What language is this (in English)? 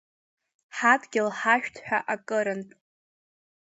Abkhazian